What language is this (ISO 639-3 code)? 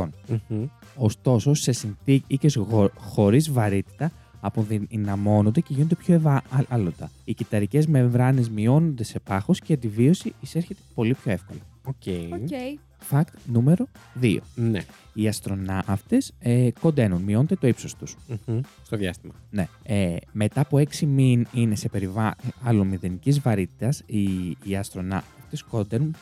ell